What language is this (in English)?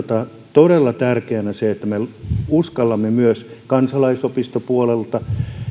Finnish